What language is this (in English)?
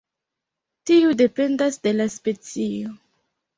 Esperanto